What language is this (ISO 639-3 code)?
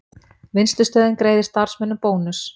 isl